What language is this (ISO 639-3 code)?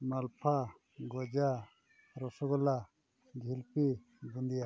sat